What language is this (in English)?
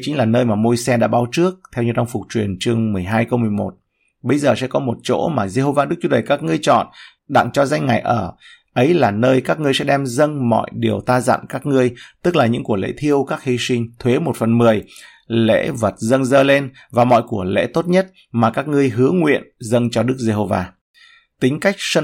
Vietnamese